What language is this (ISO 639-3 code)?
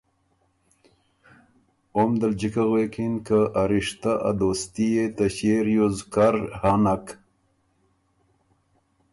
oru